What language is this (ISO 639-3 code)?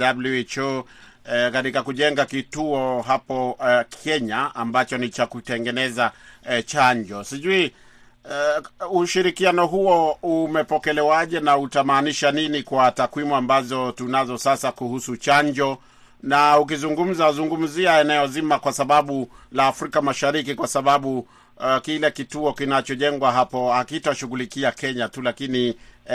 swa